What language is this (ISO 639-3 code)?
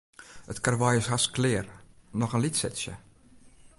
fry